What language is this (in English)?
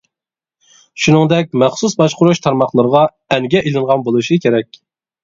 Uyghur